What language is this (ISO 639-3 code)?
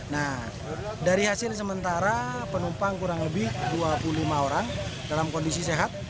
ind